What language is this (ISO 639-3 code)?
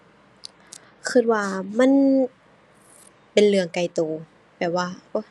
tha